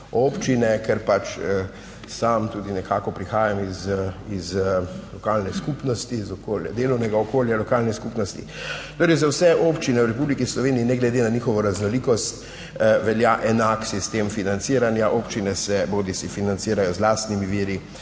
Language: Slovenian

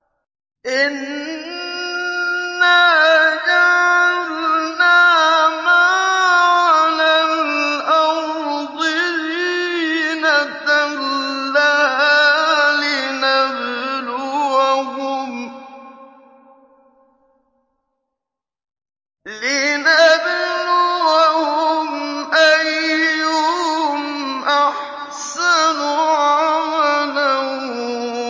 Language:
Arabic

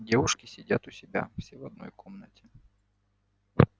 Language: Russian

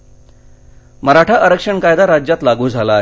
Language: Marathi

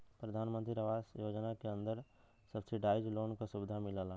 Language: Bhojpuri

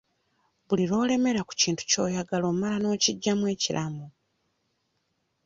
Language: Ganda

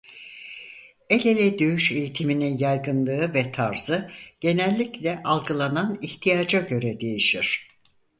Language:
Turkish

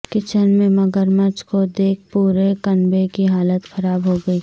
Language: Urdu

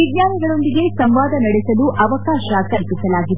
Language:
Kannada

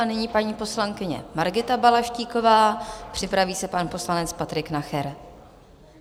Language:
Czech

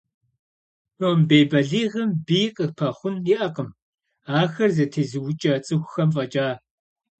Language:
Kabardian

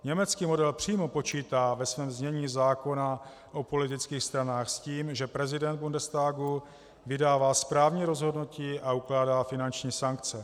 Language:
Czech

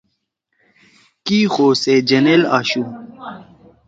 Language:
Torwali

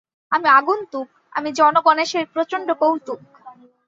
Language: Bangla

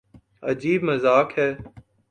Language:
Urdu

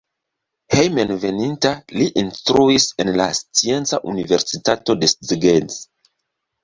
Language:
Esperanto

